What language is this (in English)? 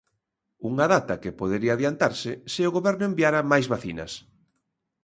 Galician